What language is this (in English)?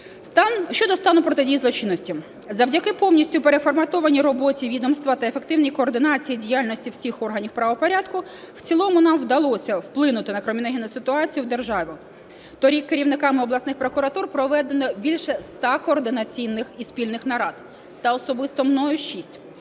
Ukrainian